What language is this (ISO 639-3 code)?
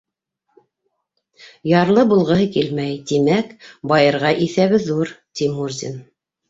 bak